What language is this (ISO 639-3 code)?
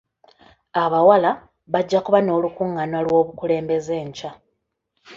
lug